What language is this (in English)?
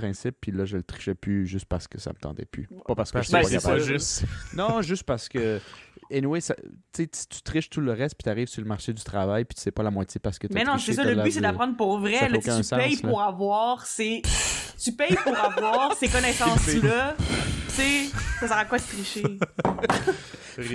French